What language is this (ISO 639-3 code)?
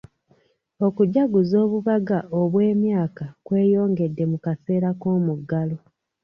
lug